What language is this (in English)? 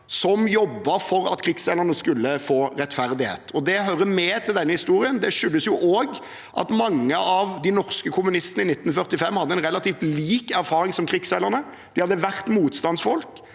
Norwegian